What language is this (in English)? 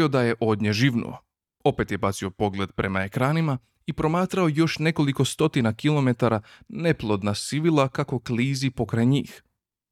Croatian